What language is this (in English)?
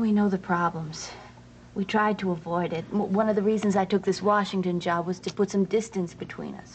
English